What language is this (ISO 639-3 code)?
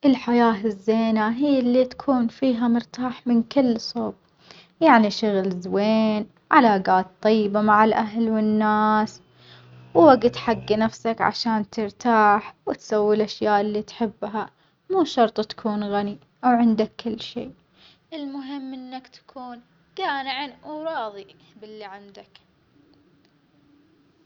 acx